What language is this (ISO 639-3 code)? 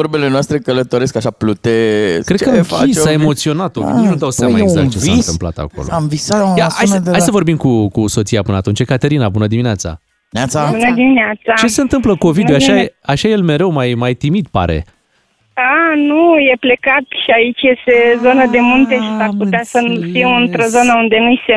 ron